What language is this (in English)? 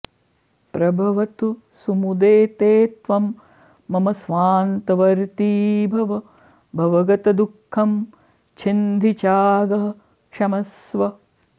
Sanskrit